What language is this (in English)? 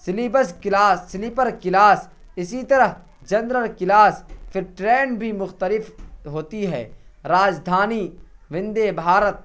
Urdu